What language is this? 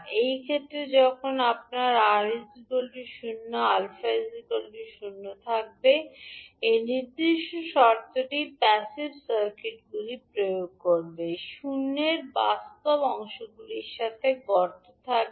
Bangla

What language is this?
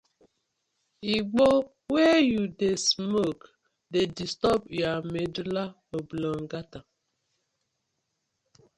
Nigerian Pidgin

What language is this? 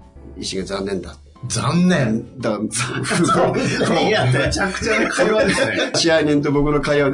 Japanese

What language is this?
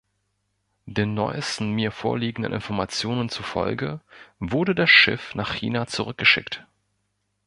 German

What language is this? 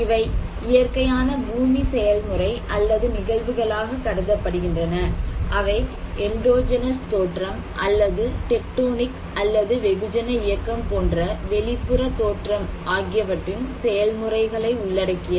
Tamil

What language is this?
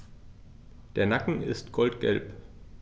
German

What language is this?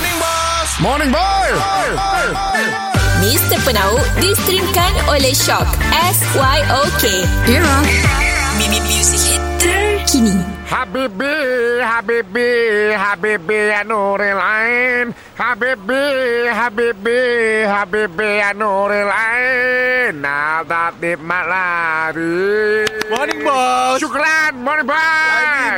Malay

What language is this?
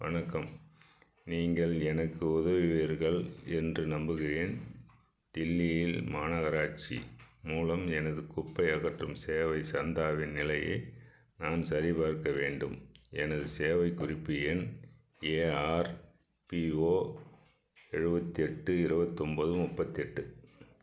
Tamil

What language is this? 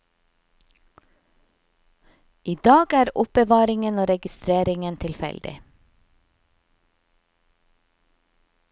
Norwegian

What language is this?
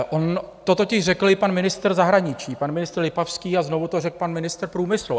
Czech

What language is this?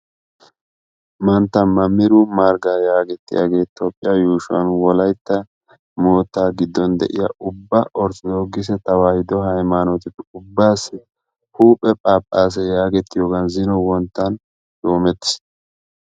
Wolaytta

